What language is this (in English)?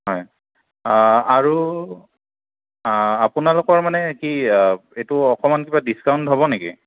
Assamese